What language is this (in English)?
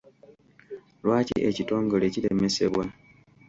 Ganda